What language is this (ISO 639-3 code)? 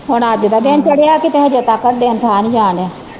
pan